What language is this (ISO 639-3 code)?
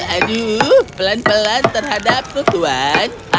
ind